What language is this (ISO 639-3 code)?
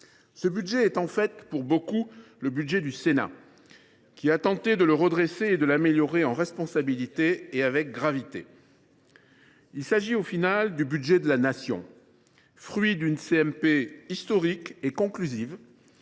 fra